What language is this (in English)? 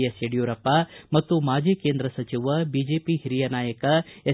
Kannada